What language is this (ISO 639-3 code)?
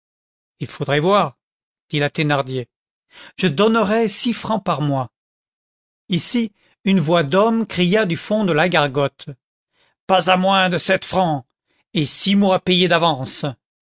fra